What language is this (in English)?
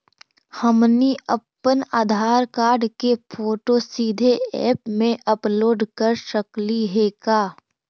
Magahi